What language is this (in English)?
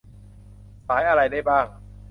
Thai